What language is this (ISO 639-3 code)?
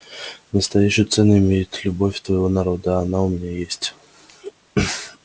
rus